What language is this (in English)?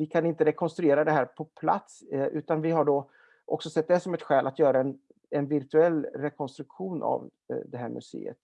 Swedish